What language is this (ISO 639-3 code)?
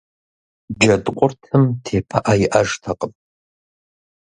kbd